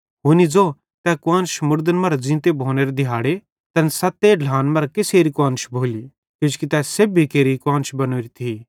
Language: Bhadrawahi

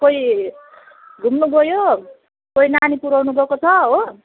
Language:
Nepali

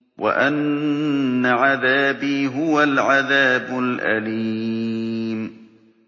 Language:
Arabic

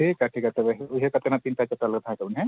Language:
Santali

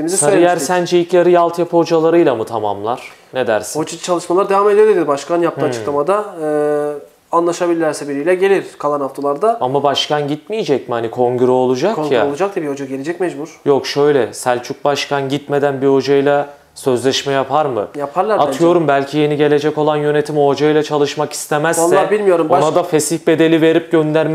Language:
Turkish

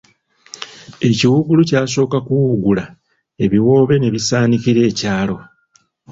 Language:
Ganda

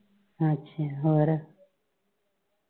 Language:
Punjabi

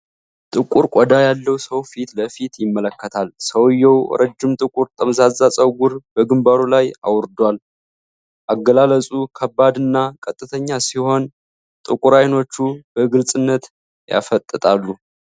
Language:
Amharic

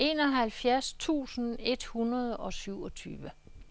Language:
Danish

